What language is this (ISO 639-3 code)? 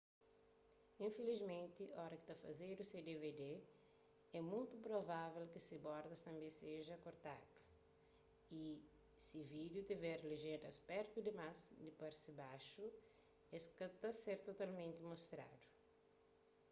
kea